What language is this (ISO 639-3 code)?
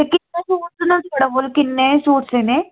doi